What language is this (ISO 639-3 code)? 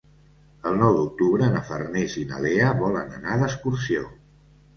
cat